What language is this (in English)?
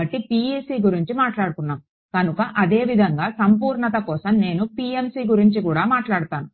Telugu